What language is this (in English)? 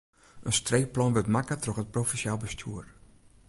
Western Frisian